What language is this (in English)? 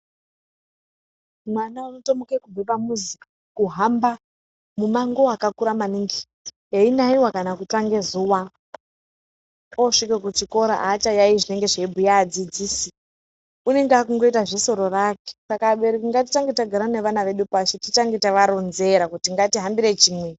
Ndau